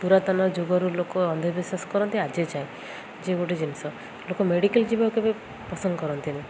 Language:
Odia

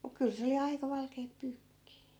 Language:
Finnish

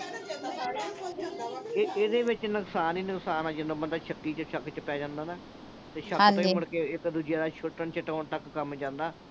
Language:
Punjabi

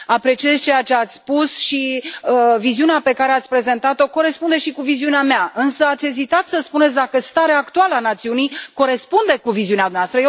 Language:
Romanian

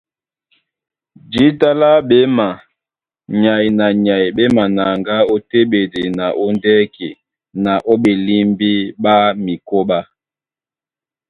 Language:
Duala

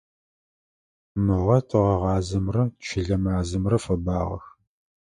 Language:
Adyghe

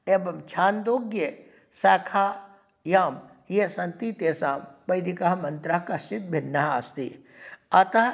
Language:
Sanskrit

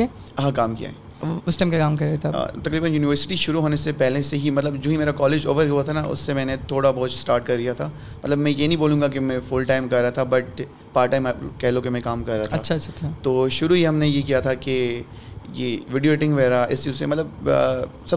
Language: Urdu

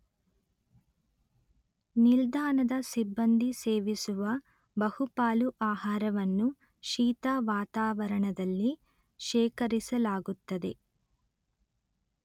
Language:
Kannada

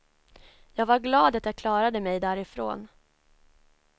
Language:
Swedish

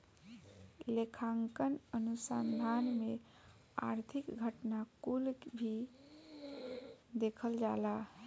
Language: Bhojpuri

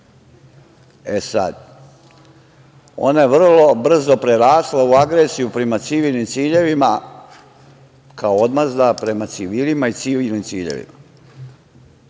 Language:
Serbian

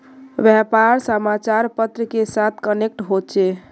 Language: Magahi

